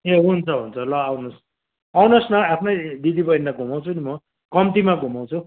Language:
Nepali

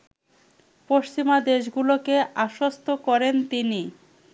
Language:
Bangla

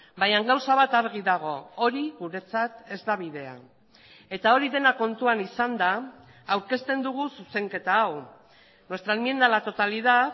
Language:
Basque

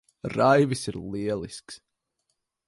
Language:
Latvian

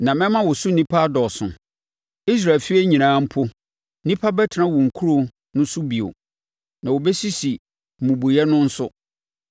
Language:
Akan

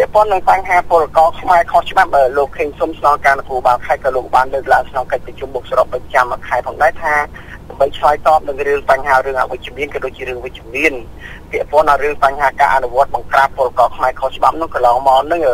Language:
Thai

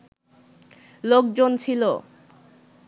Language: Bangla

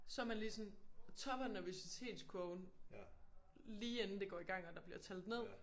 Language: Danish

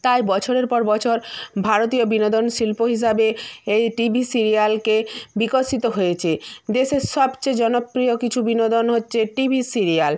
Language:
Bangla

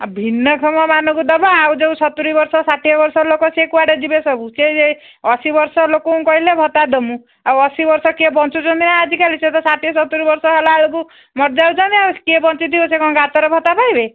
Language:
Odia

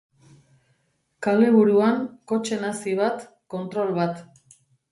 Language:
Basque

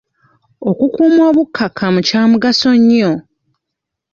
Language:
Ganda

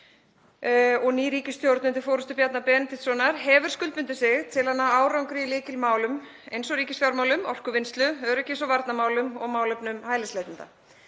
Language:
Icelandic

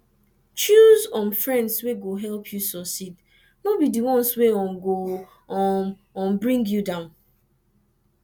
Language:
Nigerian Pidgin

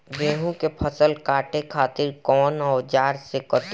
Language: Bhojpuri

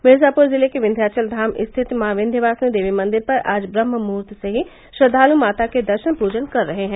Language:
Hindi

